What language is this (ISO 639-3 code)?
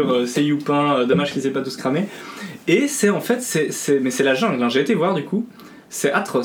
fra